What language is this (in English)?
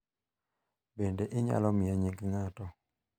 Luo (Kenya and Tanzania)